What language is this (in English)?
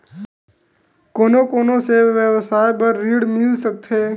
Chhattisgarhi